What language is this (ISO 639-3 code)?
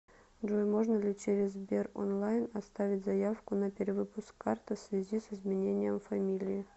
rus